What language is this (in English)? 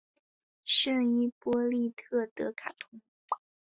Chinese